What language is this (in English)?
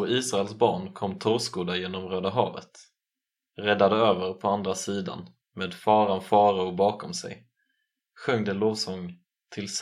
Swedish